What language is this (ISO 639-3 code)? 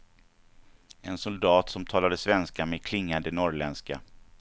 swe